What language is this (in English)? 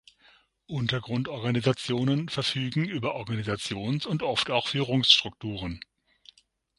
German